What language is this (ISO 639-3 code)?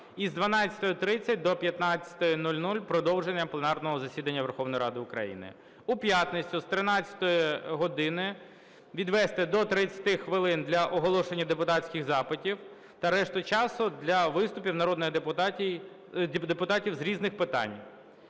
ukr